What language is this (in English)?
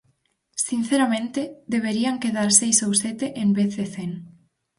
Galician